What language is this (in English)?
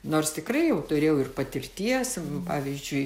Lithuanian